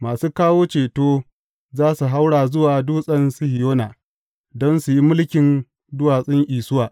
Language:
Hausa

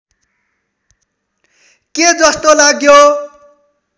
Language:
Nepali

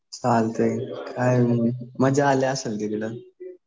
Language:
Marathi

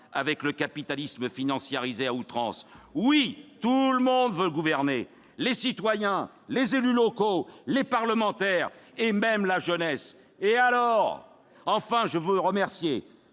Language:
French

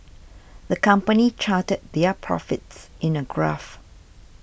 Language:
English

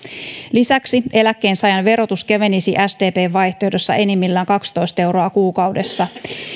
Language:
Finnish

